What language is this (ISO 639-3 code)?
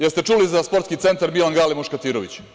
srp